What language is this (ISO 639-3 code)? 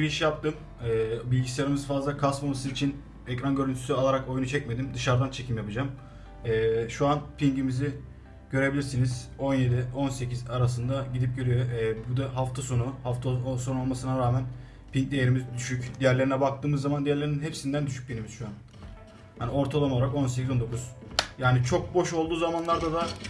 tur